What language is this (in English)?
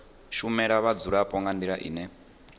Venda